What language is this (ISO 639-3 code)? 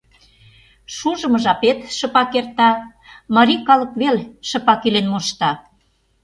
chm